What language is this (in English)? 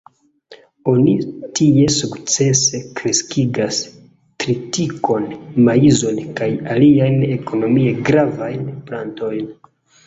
Esperanto